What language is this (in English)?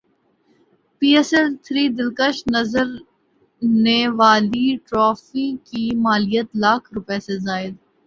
Urdu